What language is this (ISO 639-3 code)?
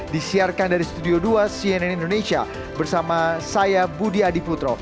ind